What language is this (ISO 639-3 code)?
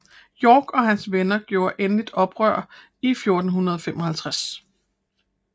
dan